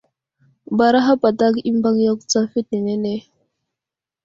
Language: Wuzlam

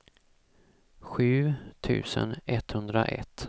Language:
Swedish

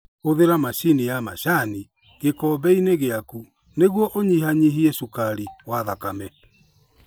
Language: Kikuyu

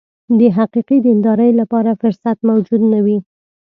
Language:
Pashto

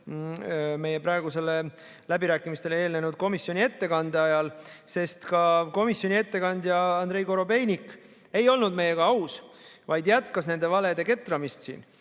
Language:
Estonian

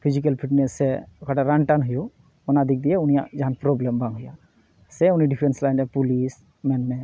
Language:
Santali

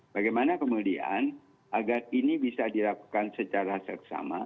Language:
Indonesian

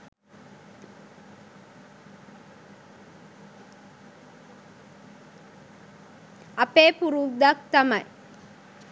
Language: Sinhala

